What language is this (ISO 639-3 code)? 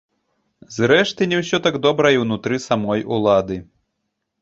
bel